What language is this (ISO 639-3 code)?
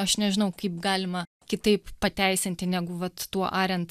lit